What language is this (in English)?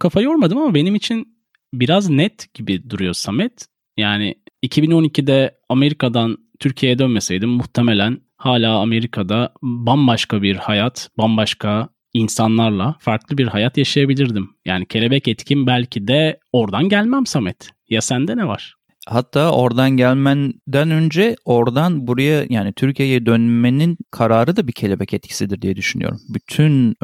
Turkish